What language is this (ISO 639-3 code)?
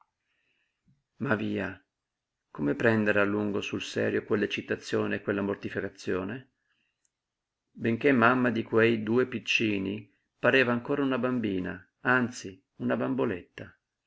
ita